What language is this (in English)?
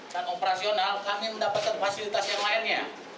Indonesian